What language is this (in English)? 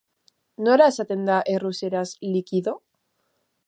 Basque